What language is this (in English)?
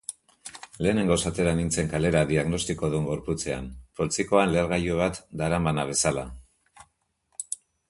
Basque